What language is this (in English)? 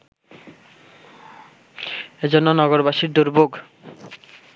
Bangla